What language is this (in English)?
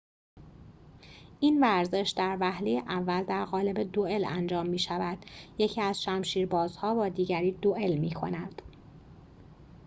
Persian